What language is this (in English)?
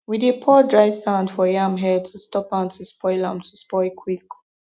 Nigerian Pidgin